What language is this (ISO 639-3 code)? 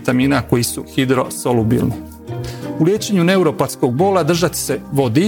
hrv